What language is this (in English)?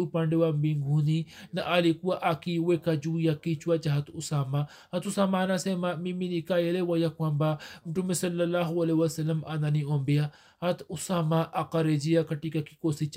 Swahili